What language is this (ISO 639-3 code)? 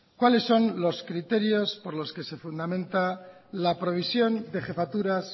spa